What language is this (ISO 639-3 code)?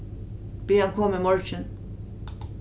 fao